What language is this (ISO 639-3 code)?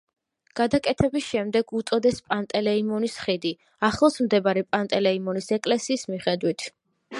kat